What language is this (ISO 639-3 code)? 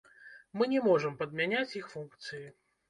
bel